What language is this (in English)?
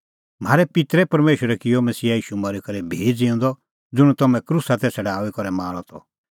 Kullu Pahari